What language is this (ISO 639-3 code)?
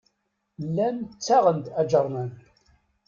kab